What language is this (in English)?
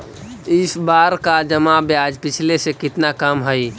Magahi